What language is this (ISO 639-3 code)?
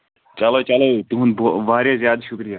kas